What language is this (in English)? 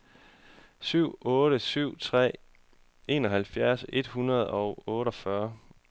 Danish